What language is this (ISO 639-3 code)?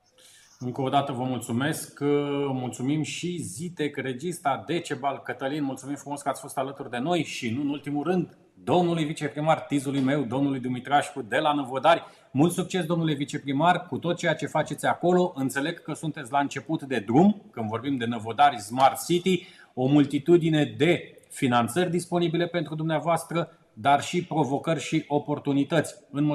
ron